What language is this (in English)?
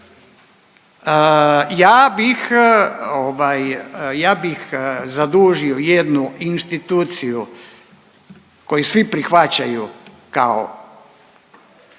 Croatian